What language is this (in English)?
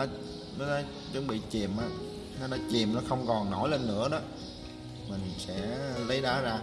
Vietnamese